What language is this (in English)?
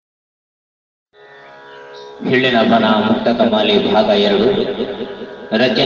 Kannada